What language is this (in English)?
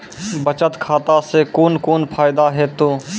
Maithili